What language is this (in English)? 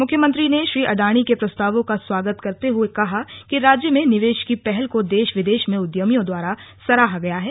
Hindi